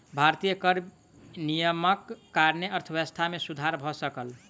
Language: Maithili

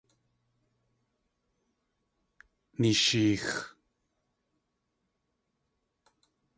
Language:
Tlingit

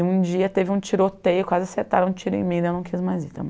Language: Portuguese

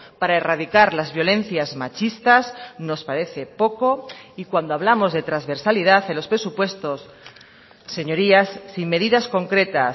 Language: Spanish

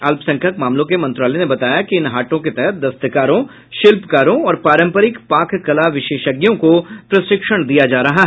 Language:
Hindi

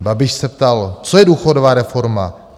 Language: Czech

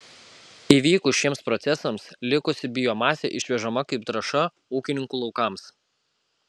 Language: Lithuanian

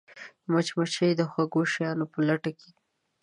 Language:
Pashto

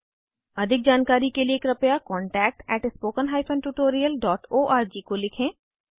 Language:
Hindi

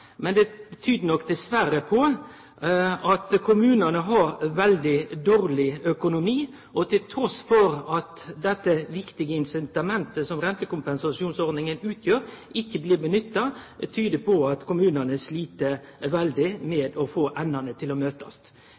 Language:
Norwegian Nynorsk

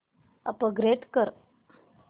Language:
Marathi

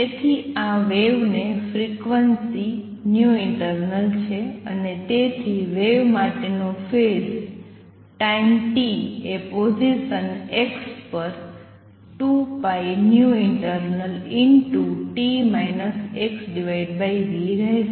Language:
Gujarati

